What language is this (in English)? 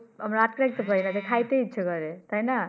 Bangla